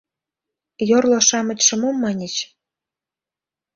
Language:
Mari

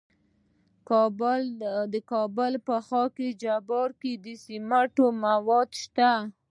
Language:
Pashto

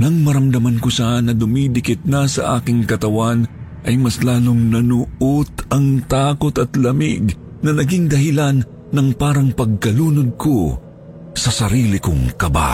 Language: Filipino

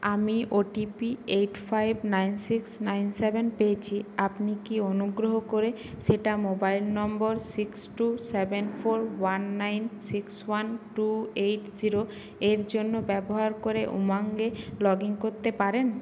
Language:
Bangla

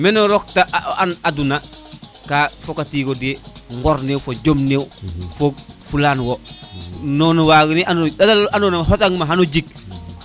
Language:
Serer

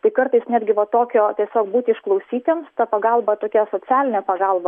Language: Lithuanian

